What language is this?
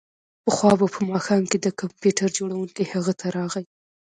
Pashto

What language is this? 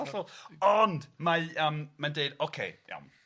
Welsh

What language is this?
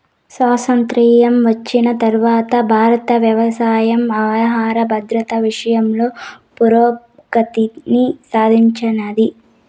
Telugu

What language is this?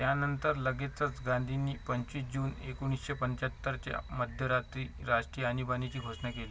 Marathi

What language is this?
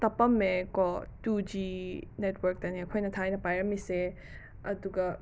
Manipuri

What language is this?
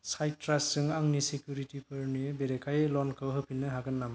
Bodo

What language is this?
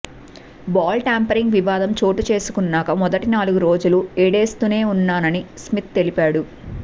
Telugu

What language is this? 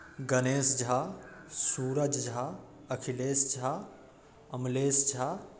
Maithili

